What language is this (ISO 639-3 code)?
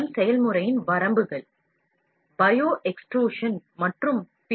tam